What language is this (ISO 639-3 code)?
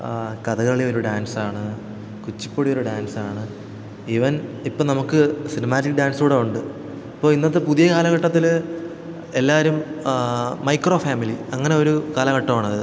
mal